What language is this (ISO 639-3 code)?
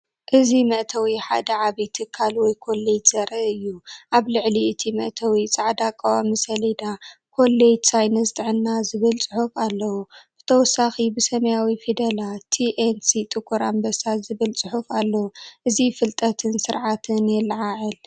tir